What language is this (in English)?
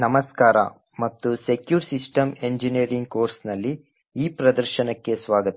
Kannada